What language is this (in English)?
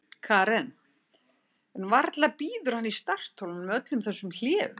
Icelandic